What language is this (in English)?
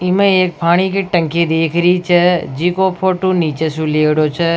Rajasthani